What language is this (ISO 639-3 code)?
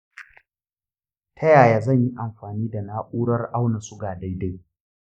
hau